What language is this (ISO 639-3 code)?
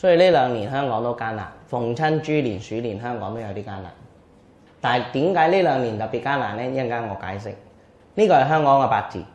zho